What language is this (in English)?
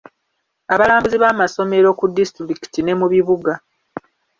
Ganda